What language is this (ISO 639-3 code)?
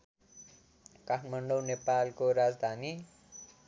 nep